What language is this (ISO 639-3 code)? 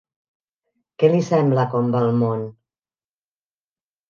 cat